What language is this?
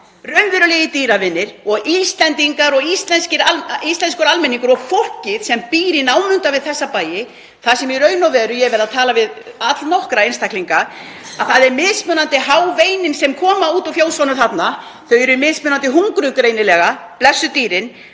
Icelandic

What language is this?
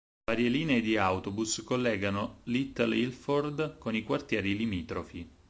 Italian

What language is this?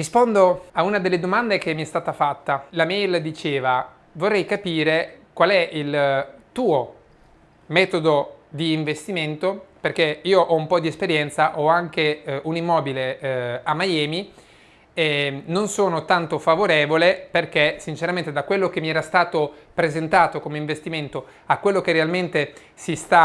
Italian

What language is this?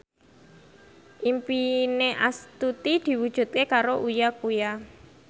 Javanese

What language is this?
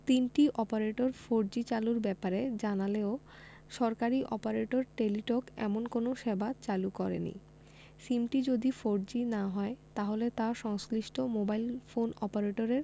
Bangla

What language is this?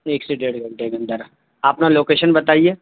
Urdu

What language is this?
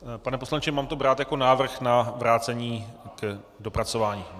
Czech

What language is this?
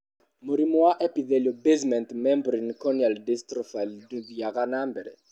Kikuyu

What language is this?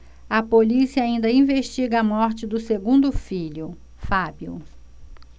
Portuguese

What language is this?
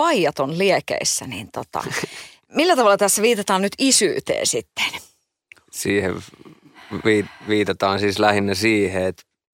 Finnish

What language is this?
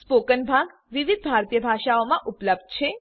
Gujarati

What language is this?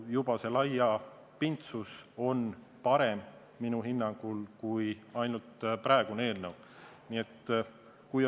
Estonian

